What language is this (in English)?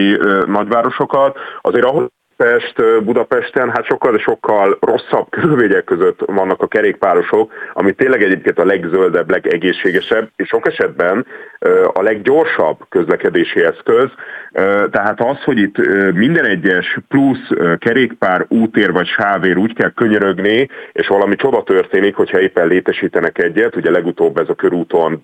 Hungarian